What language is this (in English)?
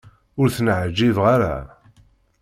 Kabyle